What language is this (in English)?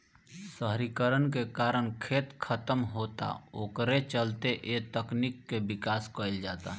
Bhojpuri